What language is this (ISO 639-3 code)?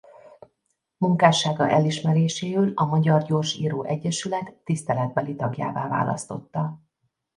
hun